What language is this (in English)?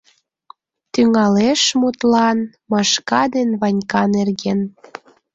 Mari